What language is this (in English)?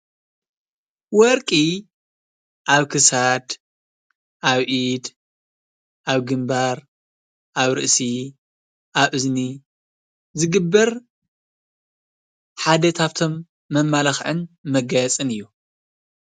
Tigrinya